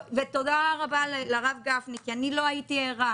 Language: Hebrew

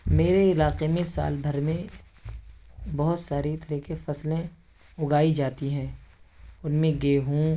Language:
Urdu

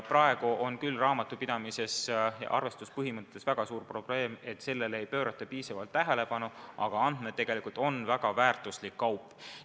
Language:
Estonian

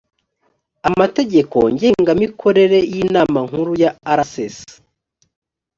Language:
Kinyarwanda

